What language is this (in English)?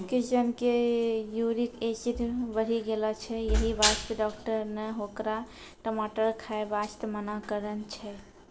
Maithili